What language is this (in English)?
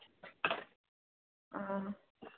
Manipuri